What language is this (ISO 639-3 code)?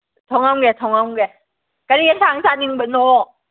mni